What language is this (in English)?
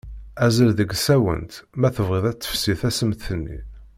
Kabyle